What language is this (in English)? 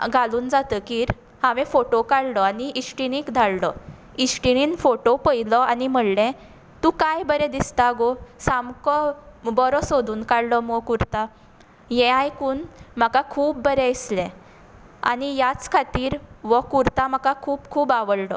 Konkani